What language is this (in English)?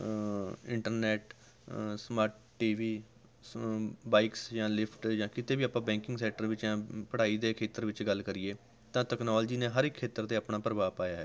Punjabi